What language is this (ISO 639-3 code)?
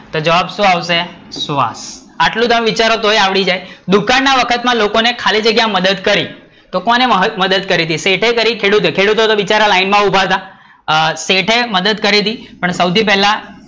guj